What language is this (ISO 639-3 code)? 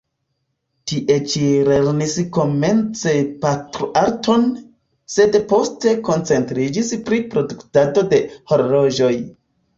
epo